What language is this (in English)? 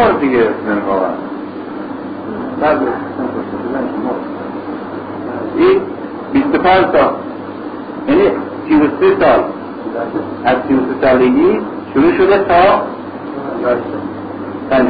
Persian